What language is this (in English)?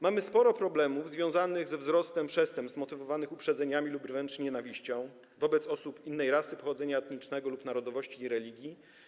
Polish